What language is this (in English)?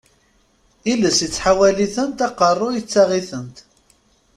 Kabyle